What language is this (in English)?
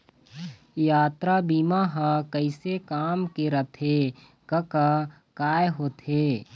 Chhattisgarhi